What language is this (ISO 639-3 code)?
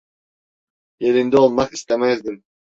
tur